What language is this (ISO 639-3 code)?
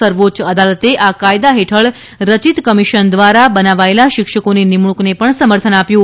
guj